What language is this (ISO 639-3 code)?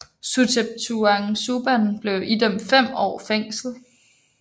dan